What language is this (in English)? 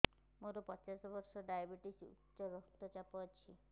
Odia